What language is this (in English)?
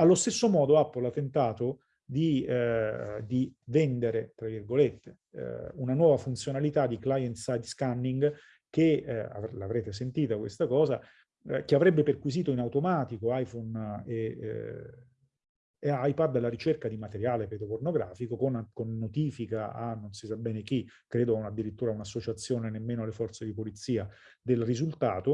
Italian